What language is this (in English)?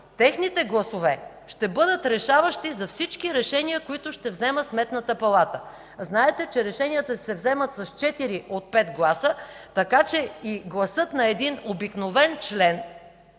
Bulgarian